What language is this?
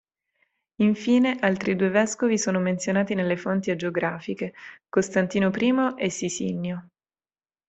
Italian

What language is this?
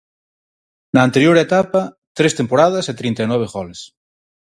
Galician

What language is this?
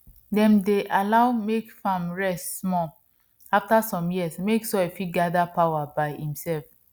Nigerian Pidgin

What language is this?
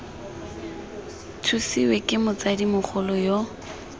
Tswana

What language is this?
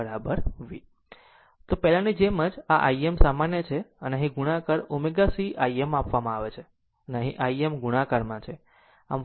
Gujarati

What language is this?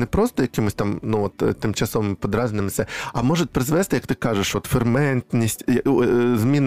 Ukrainian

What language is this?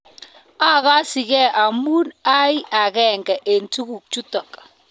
Kalenjin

